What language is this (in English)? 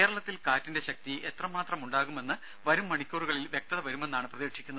Malayalam